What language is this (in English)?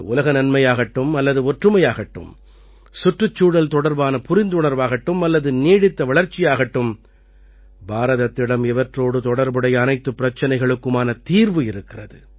Tamil